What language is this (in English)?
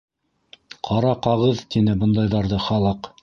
Bashkir